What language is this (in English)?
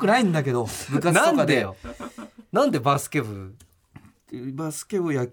Japanese